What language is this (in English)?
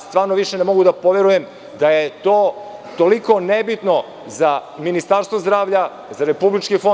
Serbian